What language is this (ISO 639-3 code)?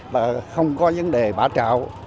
vie